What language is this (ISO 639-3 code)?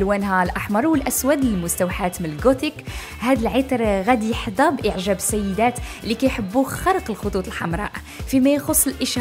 ara